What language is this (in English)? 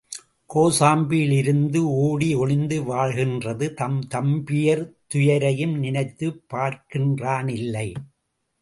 Tamil